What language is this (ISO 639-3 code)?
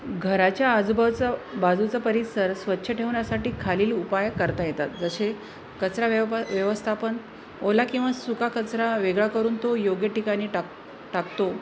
mar